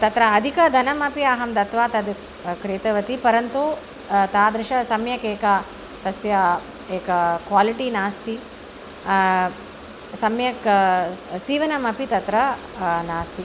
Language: Sanskrit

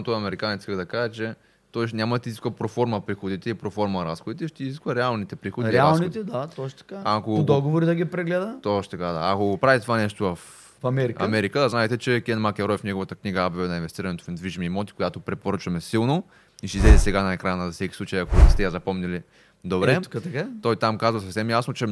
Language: Bulgarian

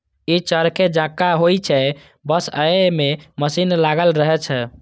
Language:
Maithili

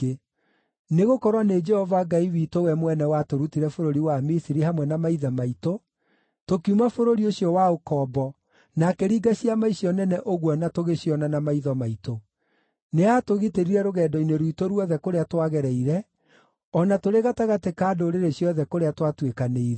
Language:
Kikuyu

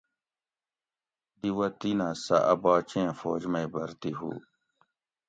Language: Gawri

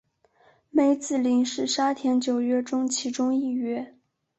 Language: Chinese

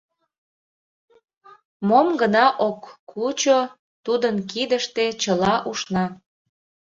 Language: Mari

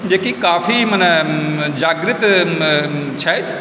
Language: Maithili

